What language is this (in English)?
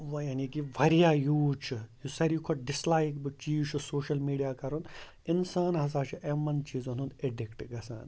Kashmiri